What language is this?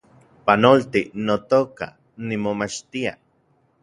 Central Puebla Nahuatl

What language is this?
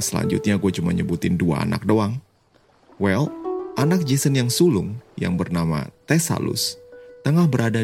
Indonesian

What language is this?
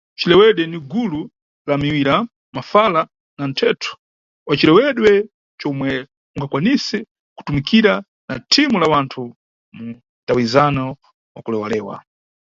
Nyungwe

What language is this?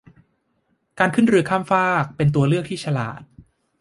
Thai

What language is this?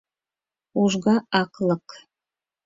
Mari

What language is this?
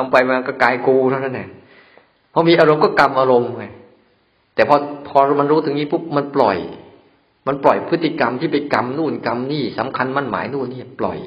Thai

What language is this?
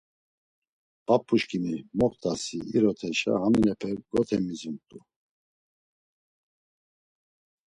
Laz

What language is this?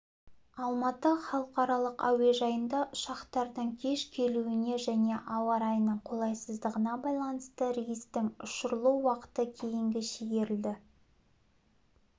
Kazakh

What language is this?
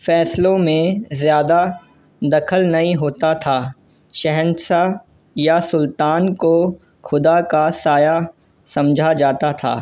Urdu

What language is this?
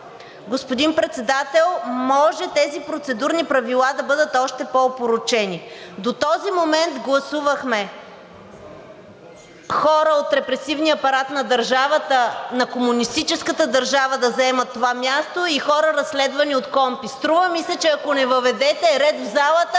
Bulgarian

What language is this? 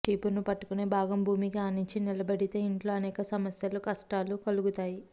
Telugu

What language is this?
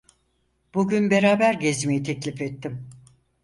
Turkish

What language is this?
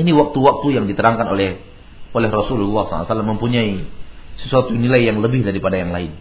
Malay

